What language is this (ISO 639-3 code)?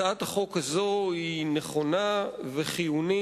heb